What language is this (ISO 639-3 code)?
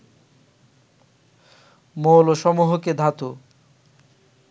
ben